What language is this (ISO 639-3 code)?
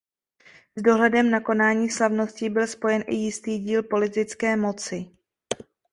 ces